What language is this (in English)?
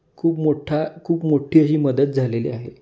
Marathi